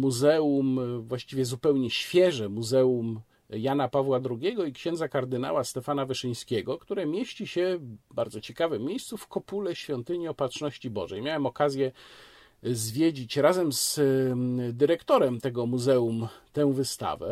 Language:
Polish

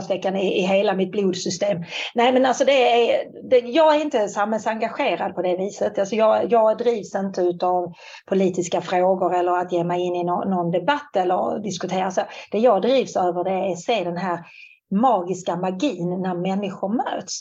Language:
Swedish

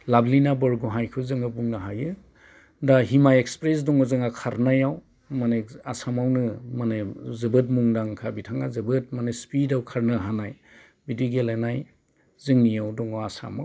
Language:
Bodo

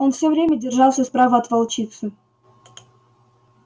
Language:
Russian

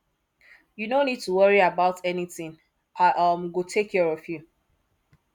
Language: Nigerian Pidgin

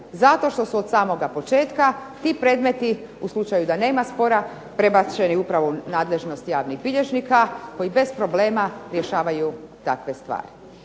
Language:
Croatian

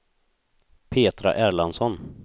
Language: Swedish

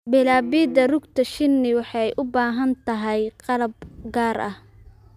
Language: Somali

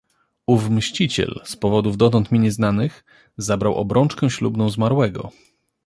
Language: Polish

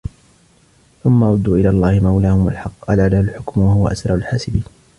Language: Arabic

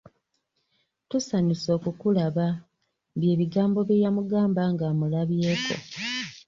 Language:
Ganda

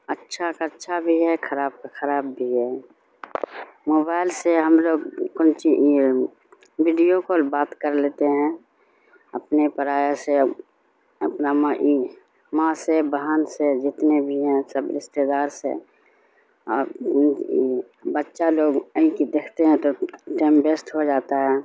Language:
Urdu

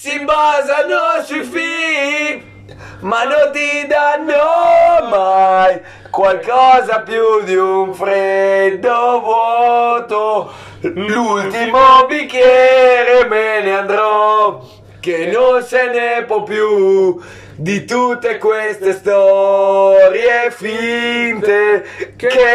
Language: Italian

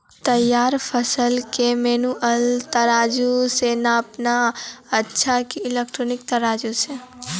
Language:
Maithili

